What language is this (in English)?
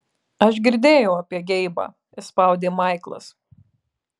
Lithuanian